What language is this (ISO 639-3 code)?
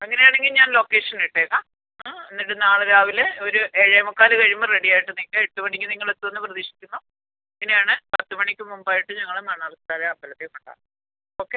mal